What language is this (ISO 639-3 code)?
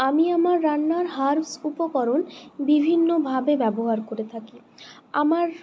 ben